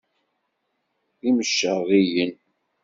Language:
Kabyle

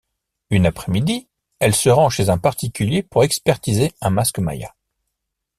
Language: French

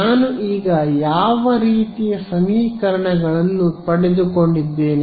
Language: Kannada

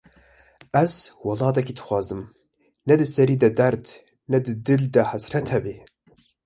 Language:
Kurdish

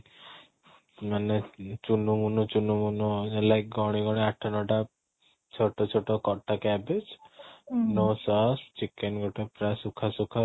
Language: Odia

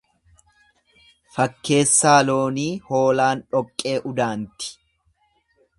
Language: Oromo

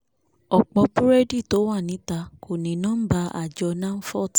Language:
Yoruba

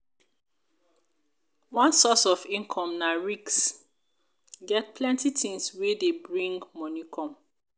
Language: Nigerian Pidgin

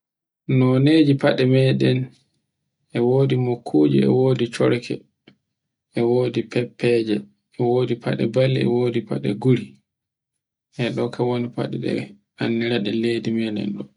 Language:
Borgu Fulfulde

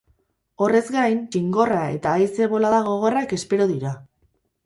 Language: Basque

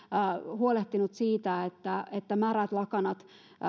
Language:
Finnish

